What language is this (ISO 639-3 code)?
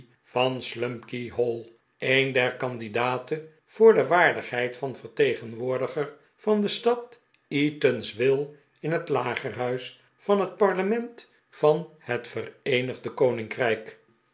nld